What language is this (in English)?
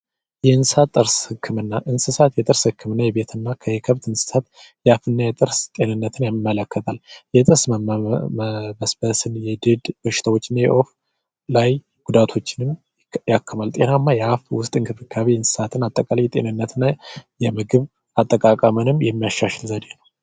Amharic